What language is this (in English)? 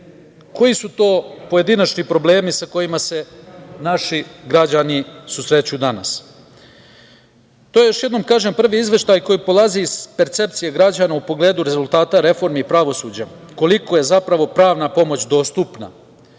Serbian